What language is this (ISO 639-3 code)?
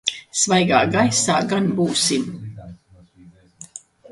lav